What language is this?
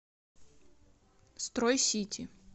Russian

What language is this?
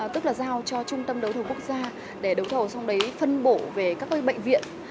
Vietnamese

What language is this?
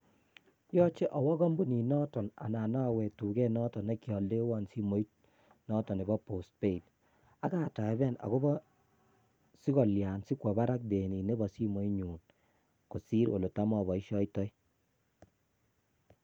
Kalenjin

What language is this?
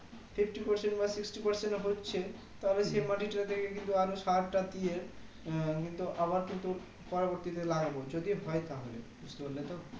Bangla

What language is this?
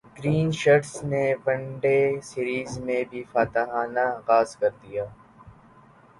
Urdu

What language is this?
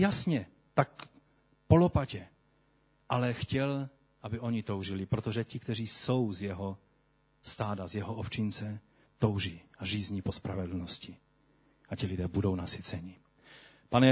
Czech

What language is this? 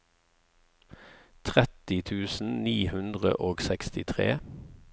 Norwegian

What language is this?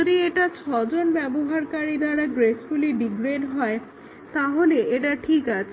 Bangla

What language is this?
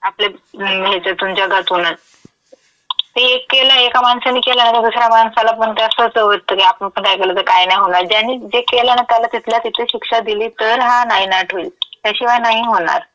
Marathi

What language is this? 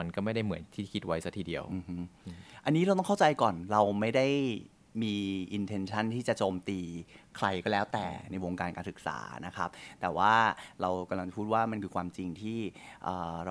Thai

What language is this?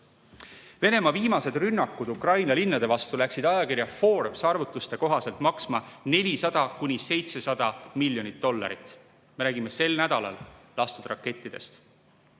Estonian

